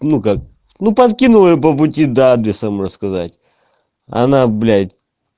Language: Russian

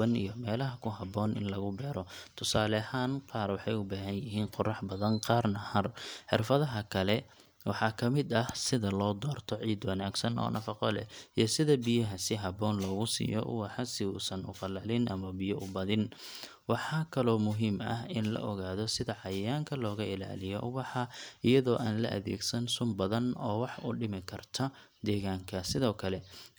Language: Somali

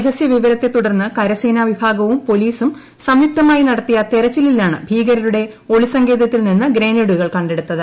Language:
Malayalam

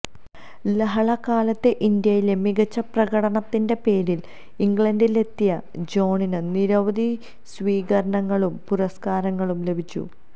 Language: Malayalam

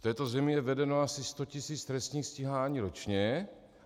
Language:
Czech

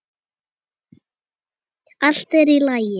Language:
Icelandic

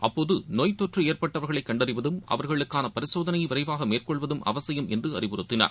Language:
Tamil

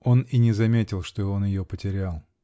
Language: Russian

